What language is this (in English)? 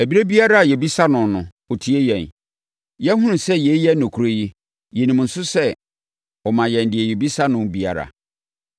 Akan